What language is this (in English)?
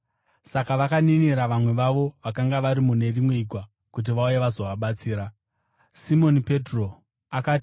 Shona